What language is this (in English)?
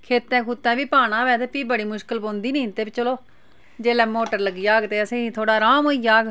Dogri